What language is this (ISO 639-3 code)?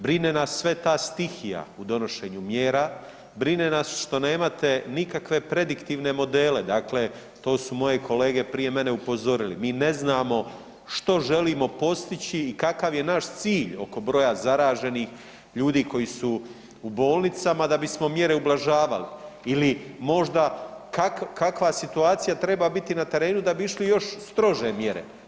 hrv